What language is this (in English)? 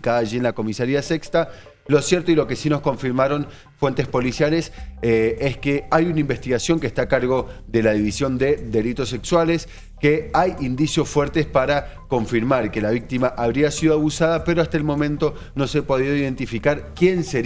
Spanish